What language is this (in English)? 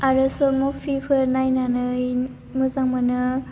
Bodo